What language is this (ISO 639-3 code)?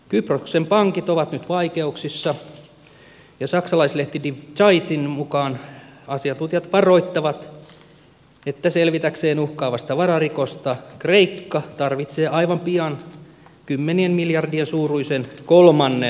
fin